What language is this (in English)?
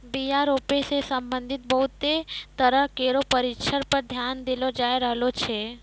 Maithili